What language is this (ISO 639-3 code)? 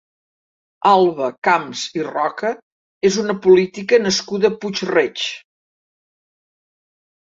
cat